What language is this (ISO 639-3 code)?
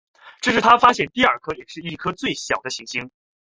zho